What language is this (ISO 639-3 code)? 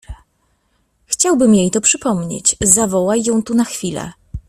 pol